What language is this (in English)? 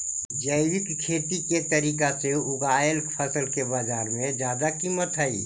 Magahi